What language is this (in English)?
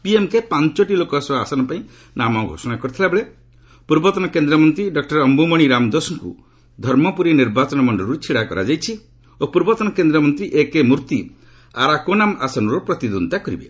Odia